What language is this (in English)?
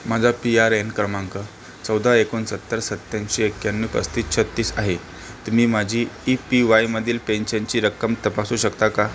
Marathi